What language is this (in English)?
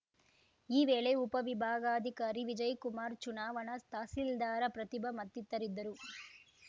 Kannada